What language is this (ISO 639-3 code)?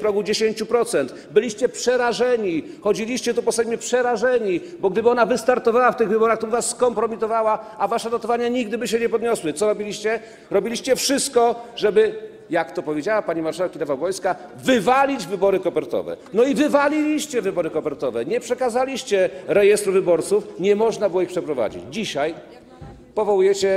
pol